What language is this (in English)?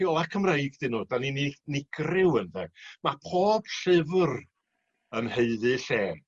Welsh